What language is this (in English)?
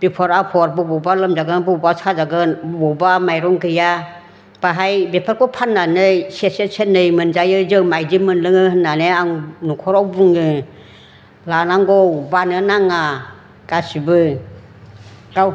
Bodo